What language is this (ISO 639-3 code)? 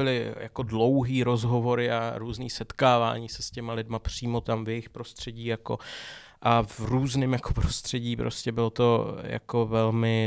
ces